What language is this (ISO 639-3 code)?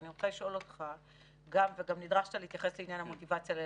heb